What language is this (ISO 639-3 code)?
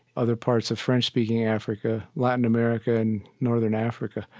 eng